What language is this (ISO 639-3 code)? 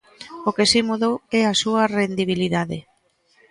glg